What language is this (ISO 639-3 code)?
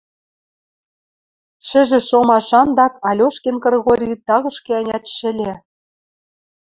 mrj